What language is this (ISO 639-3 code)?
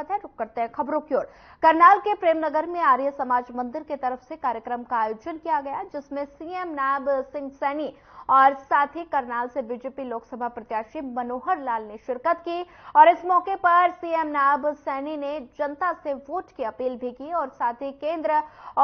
hin